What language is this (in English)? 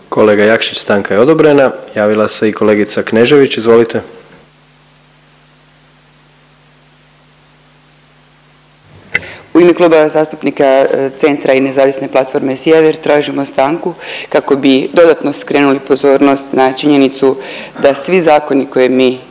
Croatian